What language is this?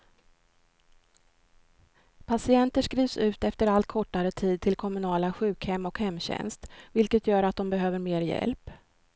Swedish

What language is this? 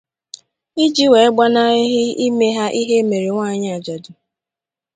Igbo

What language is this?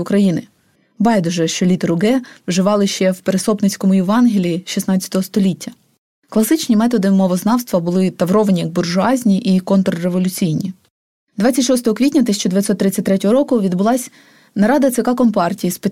Ukrainian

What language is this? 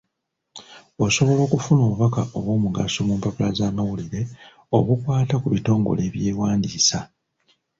Ganda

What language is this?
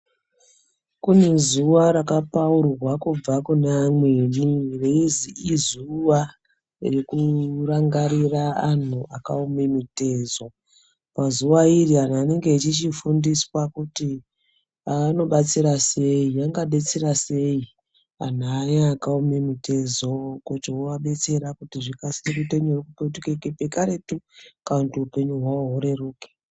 Ndau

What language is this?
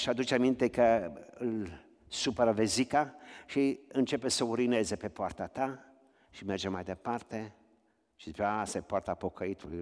Romanian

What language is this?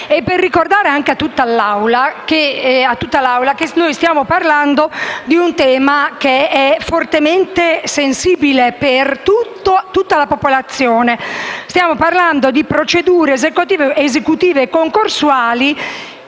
Italian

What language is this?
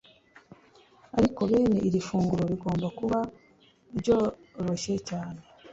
Kinyarwanda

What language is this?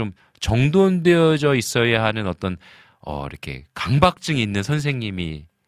Korean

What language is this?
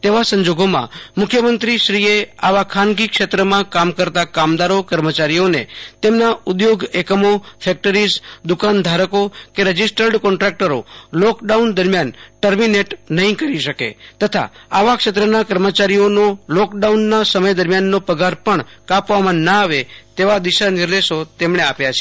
Gujarati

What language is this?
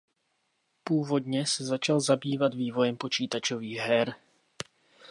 Czech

